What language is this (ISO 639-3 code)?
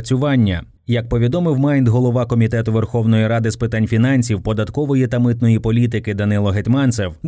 ukr